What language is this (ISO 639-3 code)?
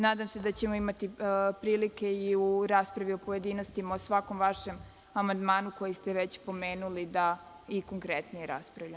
srp